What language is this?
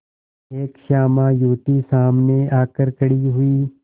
Hindi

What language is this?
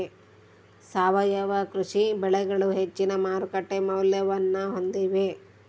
Kannada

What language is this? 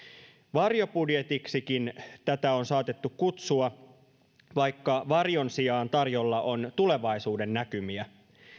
Finnish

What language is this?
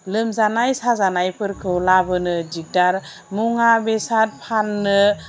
Bodo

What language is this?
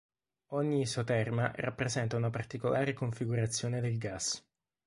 Italian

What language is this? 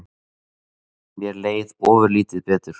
Icelandic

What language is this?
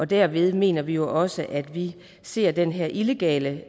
Danish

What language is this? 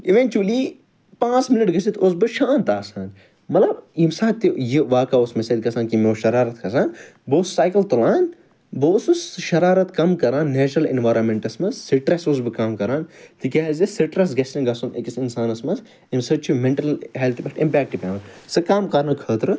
Kashmiri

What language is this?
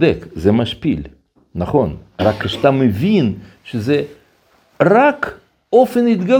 Hebrew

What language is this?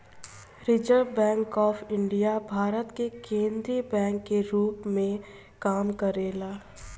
Bhojpuri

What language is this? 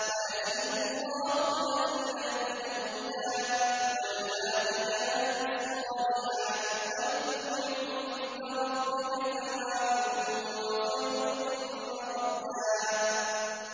Arabic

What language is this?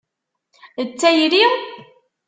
Kabyle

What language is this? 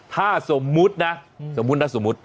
Thai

